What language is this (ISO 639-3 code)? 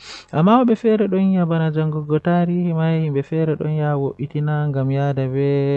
fuh